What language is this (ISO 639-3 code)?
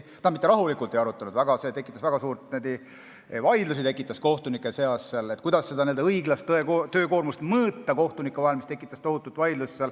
est